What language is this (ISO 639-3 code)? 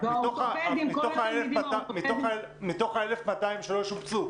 heb